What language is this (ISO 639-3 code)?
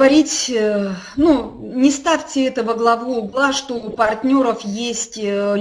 rus